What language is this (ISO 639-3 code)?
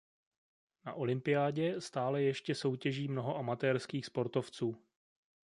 ces